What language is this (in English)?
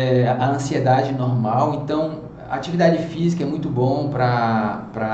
Portuguese